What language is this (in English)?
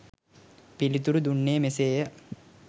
Sinhala